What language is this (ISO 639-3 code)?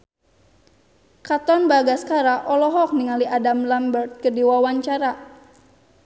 sun